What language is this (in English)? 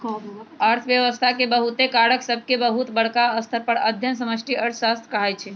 Magahi